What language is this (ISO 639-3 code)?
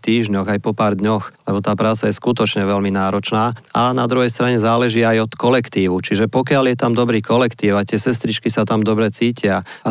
slk